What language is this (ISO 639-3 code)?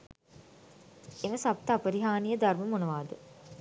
sin